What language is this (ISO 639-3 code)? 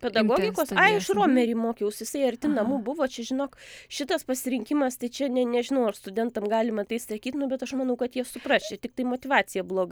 lit